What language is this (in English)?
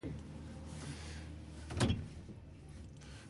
Basque